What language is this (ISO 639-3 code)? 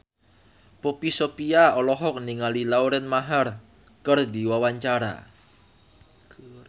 sun